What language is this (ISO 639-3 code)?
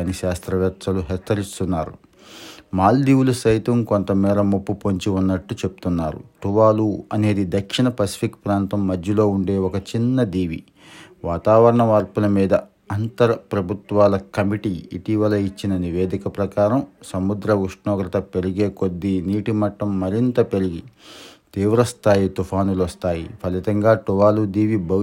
tel